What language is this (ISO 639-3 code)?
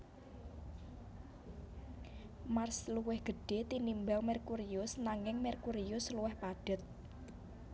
jav